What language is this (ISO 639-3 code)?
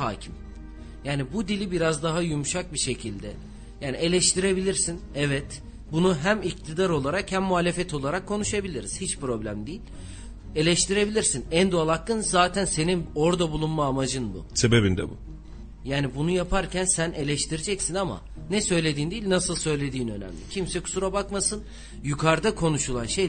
tur